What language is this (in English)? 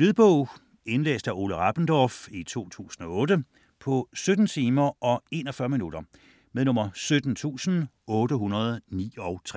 Danish